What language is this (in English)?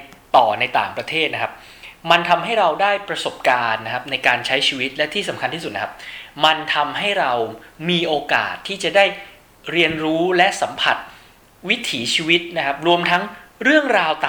Thai